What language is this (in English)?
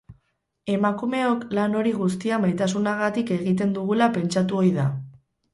Basque